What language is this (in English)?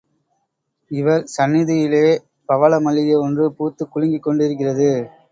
Tamil